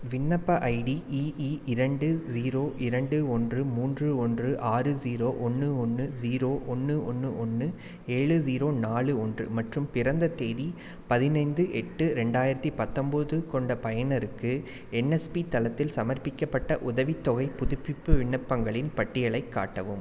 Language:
Tamil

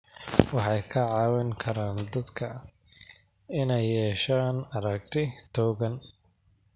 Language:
Somali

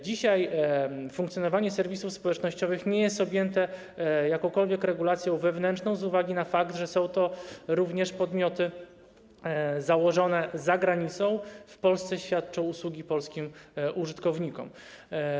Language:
Polish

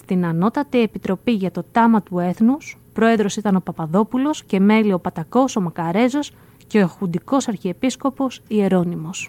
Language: Greek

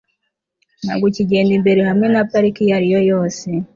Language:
Kinyarwanda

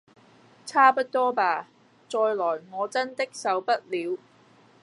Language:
Cantonese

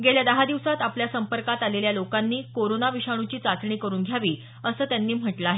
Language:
Marathi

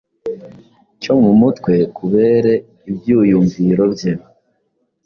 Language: Kinyarwanda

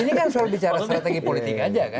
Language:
Indonesian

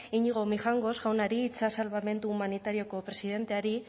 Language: Basque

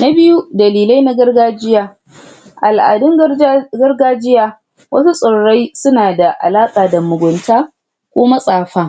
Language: Hausa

